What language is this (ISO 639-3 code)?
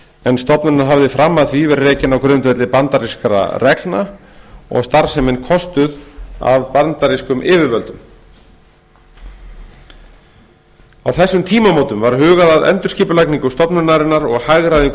isl